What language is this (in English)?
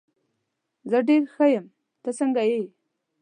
Pashto